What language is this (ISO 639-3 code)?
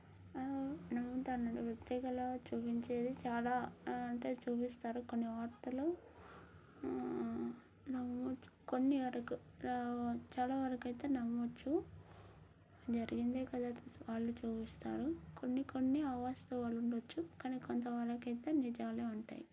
tel